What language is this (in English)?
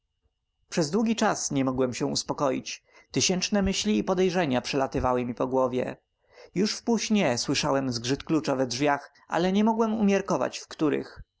Polish